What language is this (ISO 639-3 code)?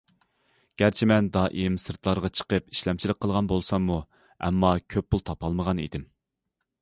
uig